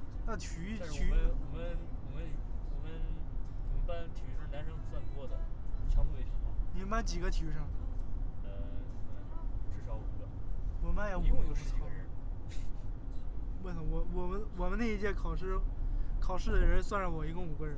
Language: Chinese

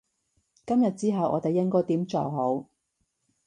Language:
Cantonese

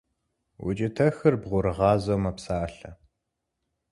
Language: Kabardian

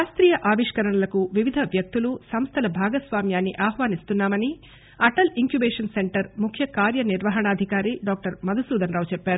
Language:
Telugu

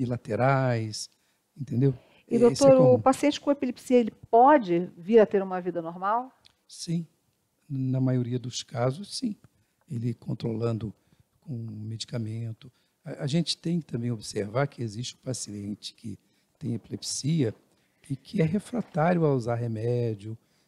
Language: Portuguese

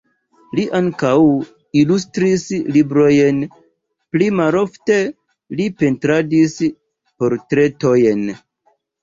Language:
Esperanto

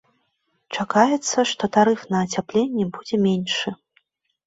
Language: Belarusian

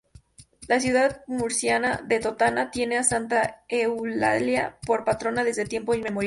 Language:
Spanish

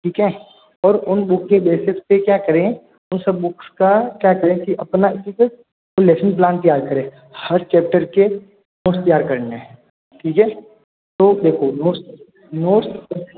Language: Hindi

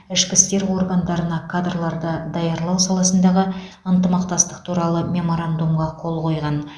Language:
Kazakh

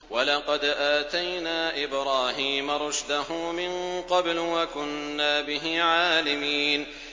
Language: Arabic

